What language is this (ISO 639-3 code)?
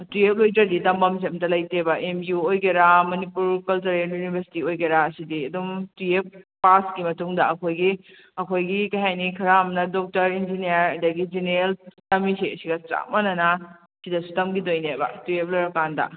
mni